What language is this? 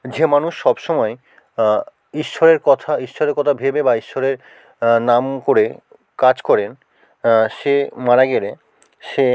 Bangla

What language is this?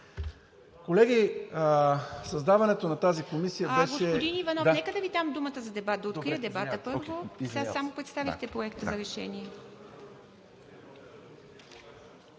Bulgarian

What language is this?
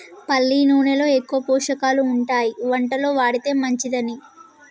Telugu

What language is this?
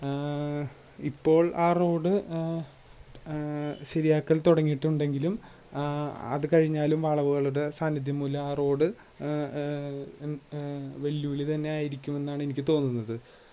Malayalam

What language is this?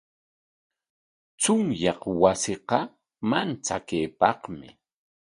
Corongo Ancash Quechua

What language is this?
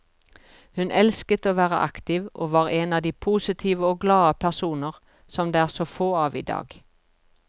Norwegian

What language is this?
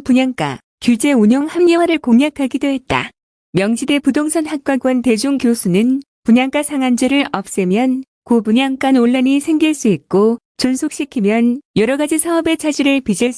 Korean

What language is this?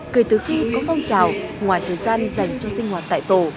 Vietnamese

